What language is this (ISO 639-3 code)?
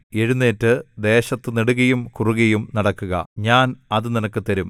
mal